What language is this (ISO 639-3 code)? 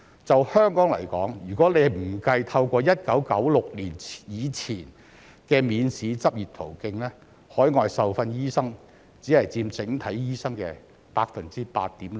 yue